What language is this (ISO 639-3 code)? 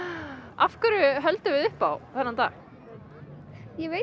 isl